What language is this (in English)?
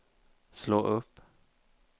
Swedish